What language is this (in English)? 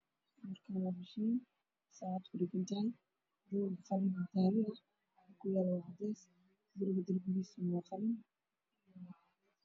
Somali